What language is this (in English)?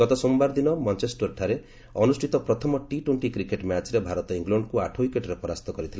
Odia